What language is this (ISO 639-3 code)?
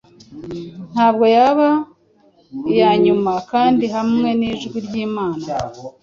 kin